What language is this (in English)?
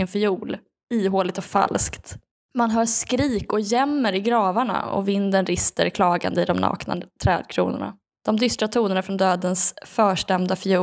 Swedish